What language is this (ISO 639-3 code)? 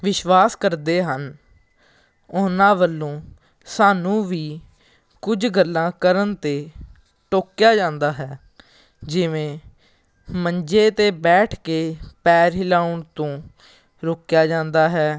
pan